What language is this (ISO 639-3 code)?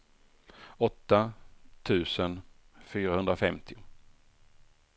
swe